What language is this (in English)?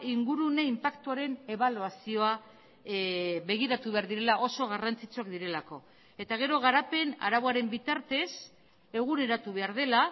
Basque